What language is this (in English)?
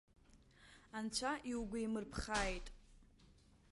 Abkhazian